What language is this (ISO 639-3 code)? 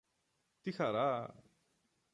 ell